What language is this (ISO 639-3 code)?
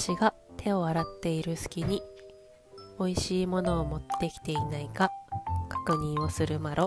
jpn